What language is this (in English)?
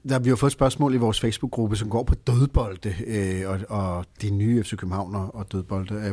Danish